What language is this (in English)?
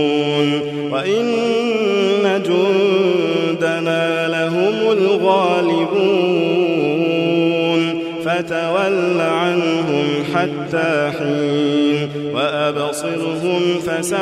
Arabic